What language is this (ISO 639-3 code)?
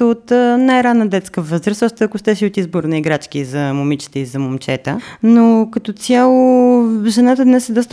bul